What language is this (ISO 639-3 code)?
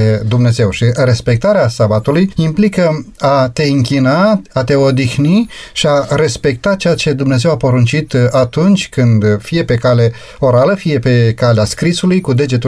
ron